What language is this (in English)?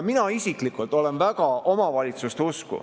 Estonian